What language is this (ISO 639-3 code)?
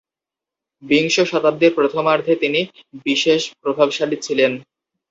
ben